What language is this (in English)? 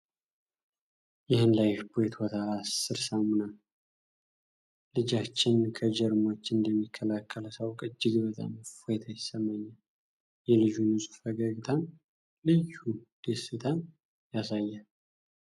Amharic